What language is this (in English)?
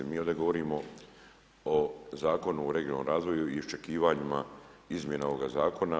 Croatian